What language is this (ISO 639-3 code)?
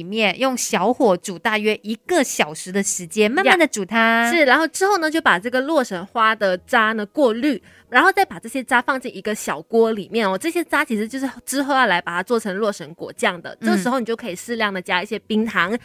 zho